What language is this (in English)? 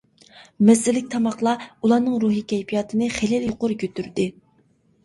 Uyghur